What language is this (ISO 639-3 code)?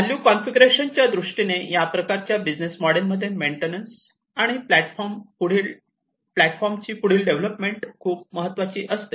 mar